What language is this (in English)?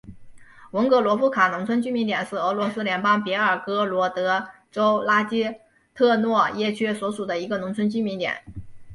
Chinese